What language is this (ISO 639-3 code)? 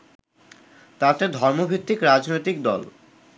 ben